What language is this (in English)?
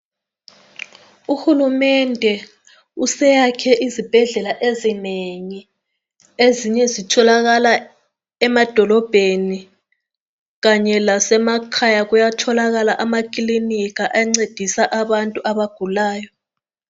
North Ndebele